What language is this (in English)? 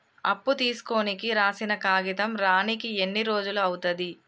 Telugu